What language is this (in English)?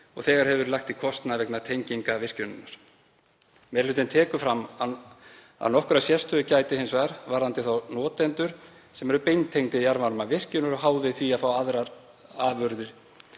Icelandic